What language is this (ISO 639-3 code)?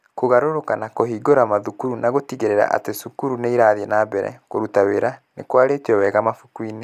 kik